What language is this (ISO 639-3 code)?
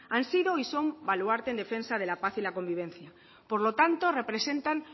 spa